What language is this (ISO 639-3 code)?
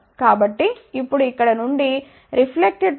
tel